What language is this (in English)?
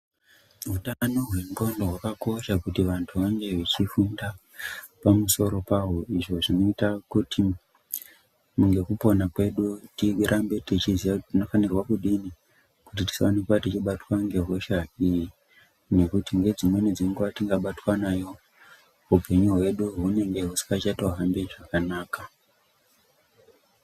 Ndau